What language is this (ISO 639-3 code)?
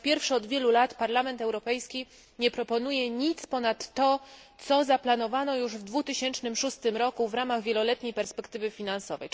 pol